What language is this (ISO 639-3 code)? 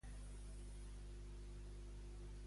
cat